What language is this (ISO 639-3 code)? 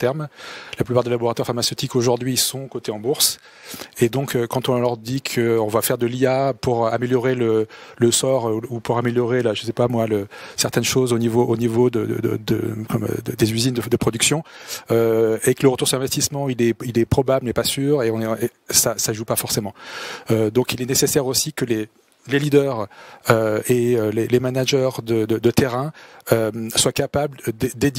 fra